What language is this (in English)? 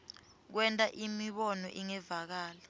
Swati